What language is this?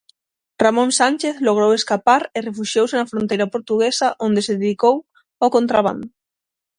Galician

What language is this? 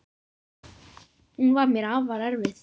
Icelandic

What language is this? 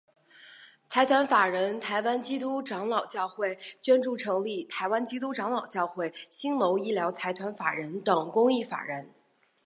Chinese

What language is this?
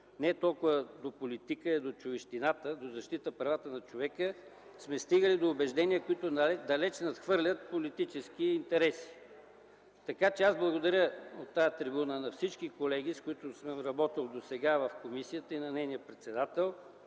Bulgarian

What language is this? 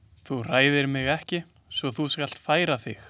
Icelandic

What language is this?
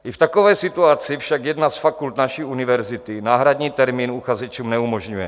Czech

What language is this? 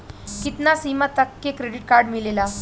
Bhojpuri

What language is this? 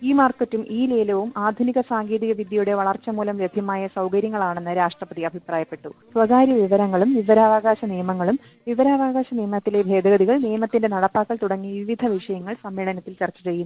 Malayalam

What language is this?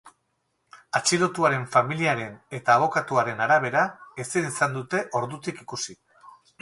Basque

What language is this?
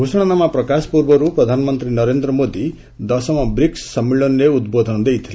Odia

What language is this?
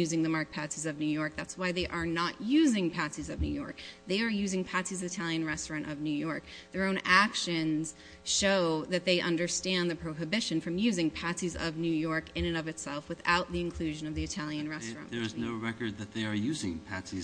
English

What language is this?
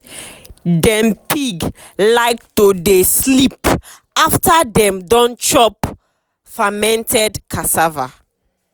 Nigerian Pidgin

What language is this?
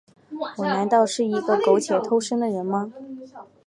Chinese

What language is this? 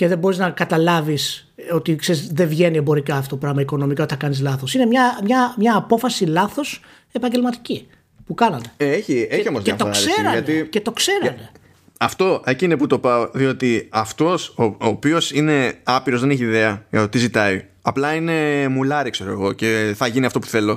Greek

